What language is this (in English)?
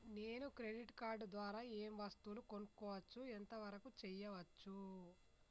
Telugu